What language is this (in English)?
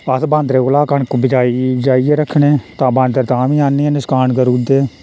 Dogri